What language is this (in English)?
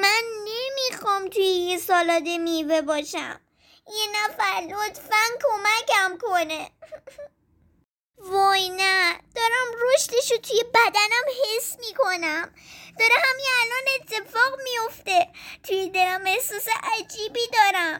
Persian